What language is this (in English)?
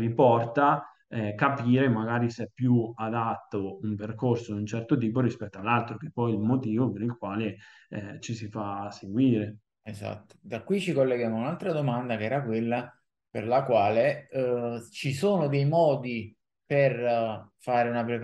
Italian